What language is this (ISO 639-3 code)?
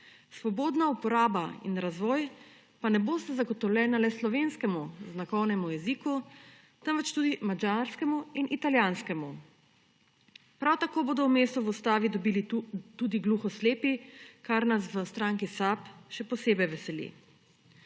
slv